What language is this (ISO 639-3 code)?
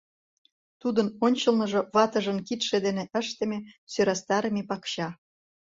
chm